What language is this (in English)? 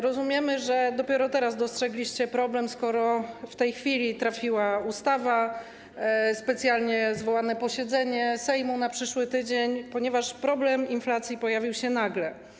Polish